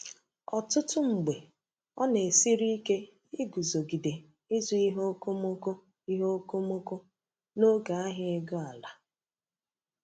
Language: Igbo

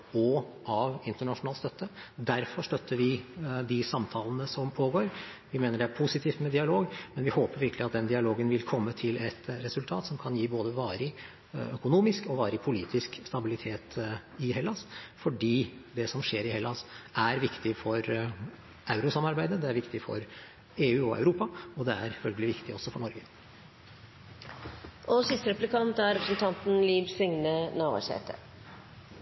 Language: Norwegian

